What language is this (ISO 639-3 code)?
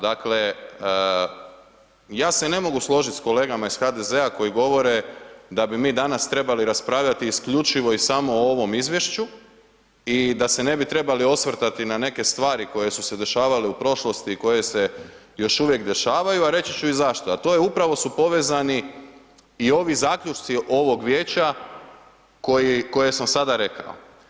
hrv